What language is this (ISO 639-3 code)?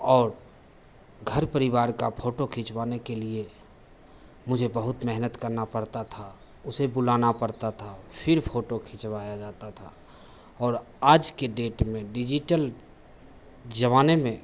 hin